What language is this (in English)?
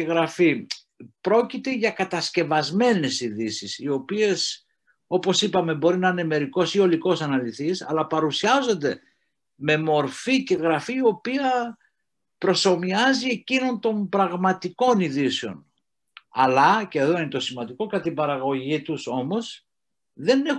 Greek